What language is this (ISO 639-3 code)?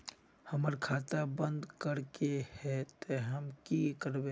mag